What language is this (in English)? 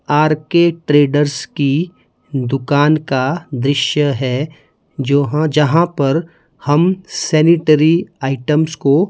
Hindi